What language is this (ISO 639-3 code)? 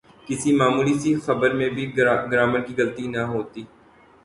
urd